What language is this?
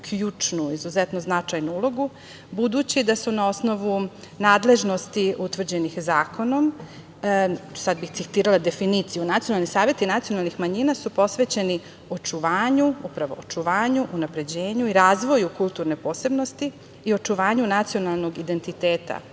Serbian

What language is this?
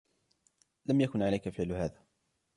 Arabic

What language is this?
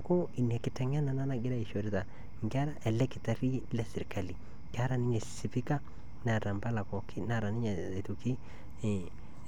Masai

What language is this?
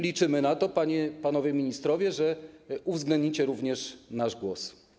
Polish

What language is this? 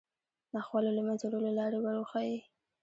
Pashto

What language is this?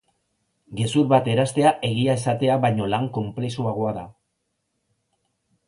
Basque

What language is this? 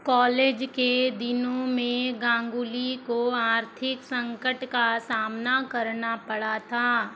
Hindi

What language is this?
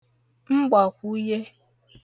Igbo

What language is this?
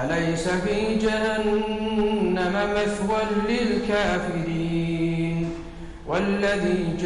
Arabic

